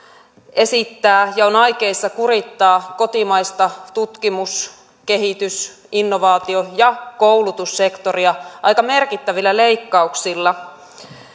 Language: Finnish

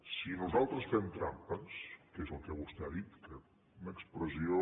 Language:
Catalan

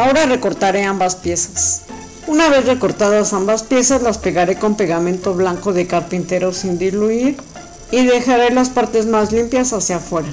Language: Spanish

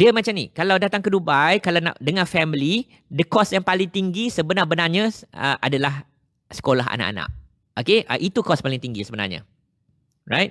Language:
Malay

